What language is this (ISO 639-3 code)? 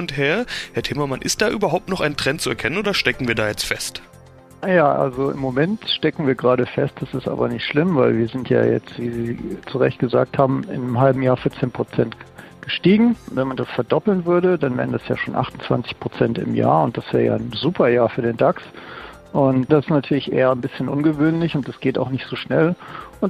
deu